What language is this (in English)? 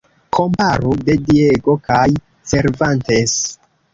Esperanto